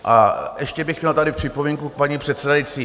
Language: Czech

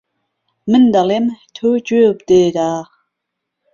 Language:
Central Kurdish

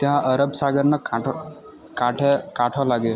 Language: Gujarati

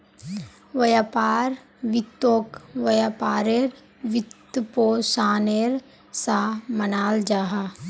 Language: Magahi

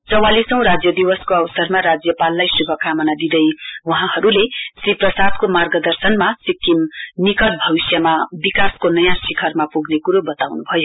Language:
Nepali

